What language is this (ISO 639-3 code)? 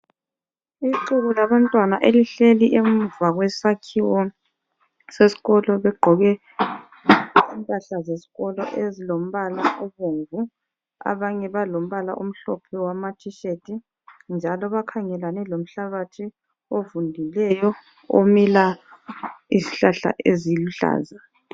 nde